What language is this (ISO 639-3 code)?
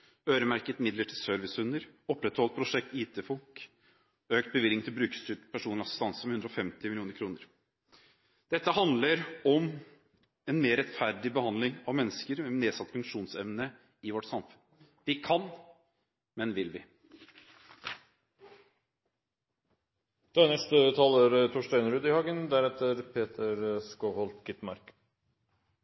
nor